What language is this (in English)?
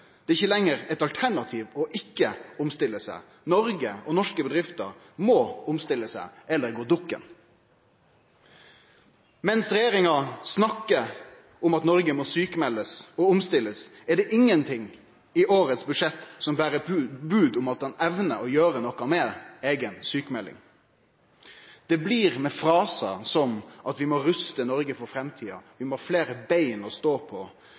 Norwegian Nynorsk